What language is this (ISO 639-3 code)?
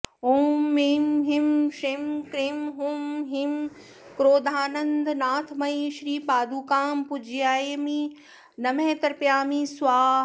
san